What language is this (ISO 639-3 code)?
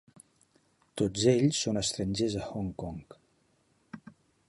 cat